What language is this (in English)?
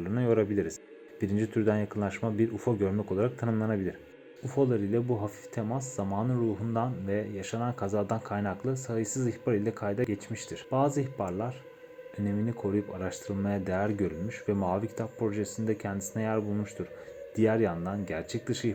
Turkish